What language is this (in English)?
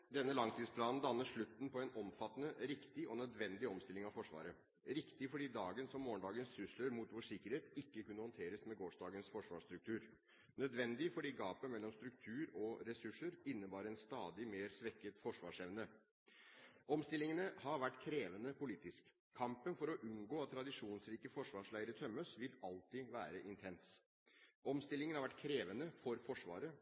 Norwegian